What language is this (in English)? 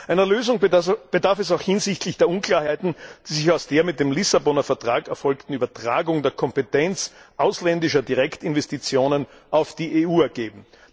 German